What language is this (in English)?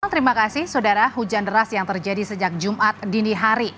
Indonesian